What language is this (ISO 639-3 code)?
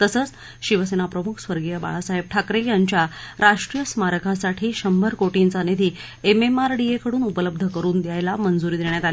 mar